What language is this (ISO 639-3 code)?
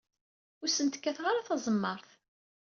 kab